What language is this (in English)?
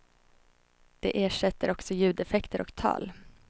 Swedish